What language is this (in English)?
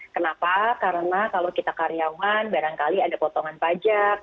Indonesian